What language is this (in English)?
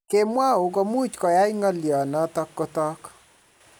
Kalenjin